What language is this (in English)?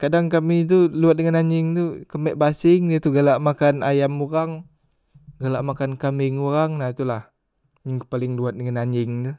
Musi